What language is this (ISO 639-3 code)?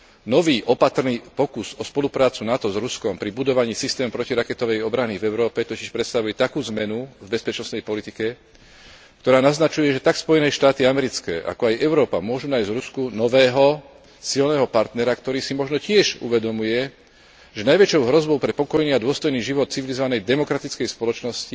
slk